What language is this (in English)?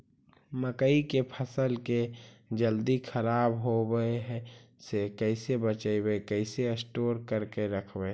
Magahi